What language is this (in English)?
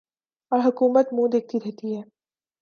Urdu